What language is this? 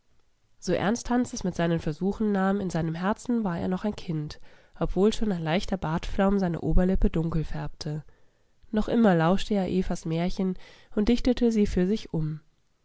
German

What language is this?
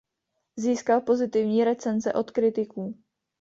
Czech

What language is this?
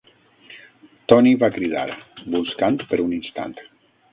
Catalan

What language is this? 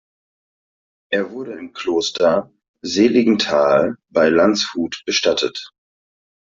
German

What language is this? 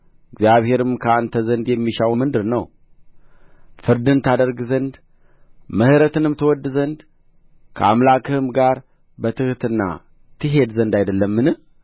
Amharic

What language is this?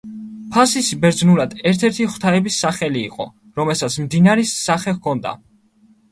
Georgian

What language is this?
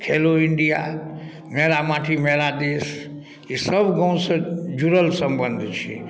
Maithili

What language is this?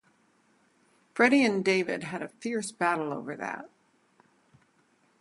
English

